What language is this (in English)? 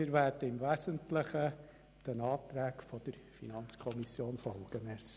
Swiss German